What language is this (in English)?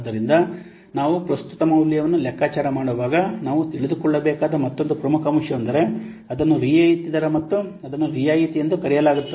Kannada